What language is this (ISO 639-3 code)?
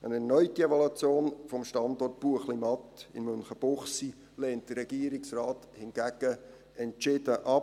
gsw